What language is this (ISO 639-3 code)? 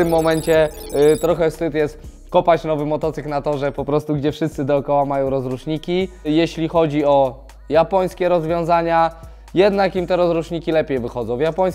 pol